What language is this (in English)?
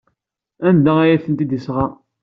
Kabyle